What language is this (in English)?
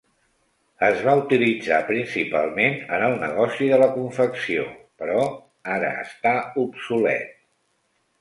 Catalan